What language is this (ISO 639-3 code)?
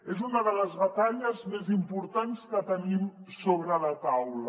cat